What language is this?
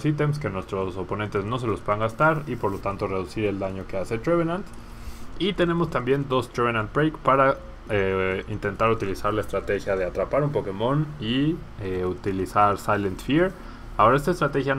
Spanish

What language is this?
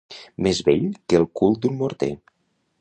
Catalan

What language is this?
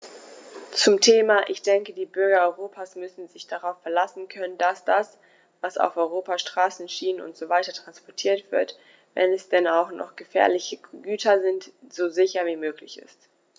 German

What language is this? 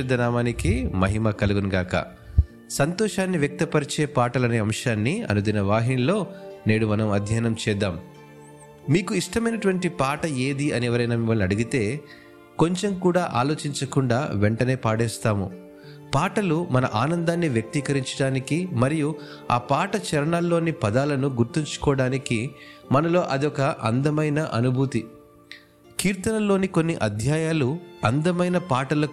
Telugu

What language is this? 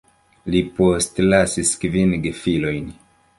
Esperanto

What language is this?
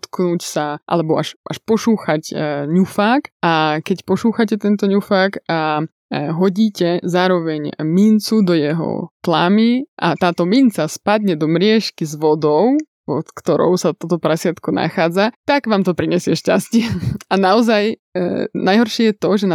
Slovak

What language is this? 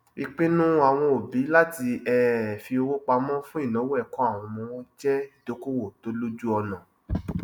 Yoruba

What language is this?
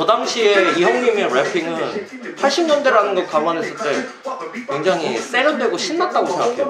Korean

